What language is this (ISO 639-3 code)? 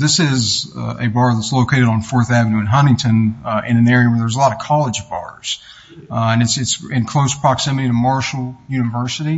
eng